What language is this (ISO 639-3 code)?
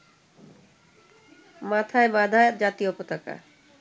ben